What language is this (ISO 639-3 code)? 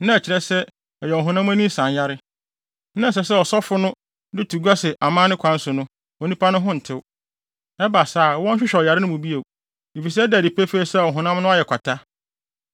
aka